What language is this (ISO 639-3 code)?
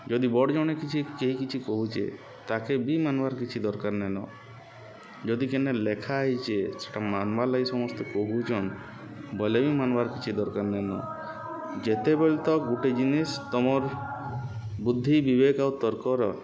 ori